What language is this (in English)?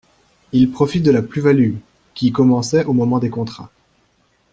French